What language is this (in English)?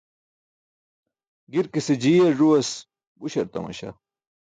Burushaski